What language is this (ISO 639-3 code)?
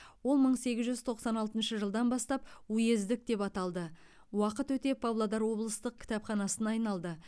kaz